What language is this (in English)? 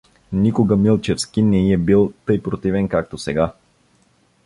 Bulgarian